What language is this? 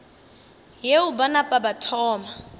Northern Sotho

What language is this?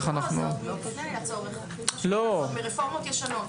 Hebrew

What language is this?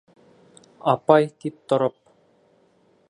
Bashkir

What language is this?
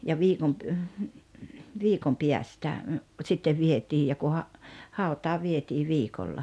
Finnish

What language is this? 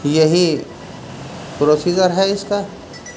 Urdu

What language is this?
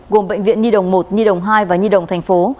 Vietnamese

